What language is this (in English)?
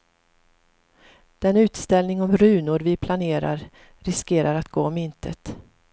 Swedish